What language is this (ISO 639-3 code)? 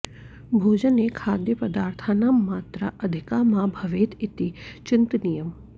san